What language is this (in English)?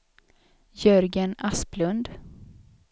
Swedish